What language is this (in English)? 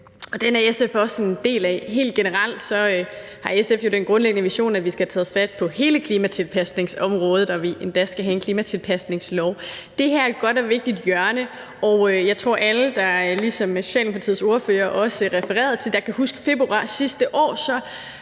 Danish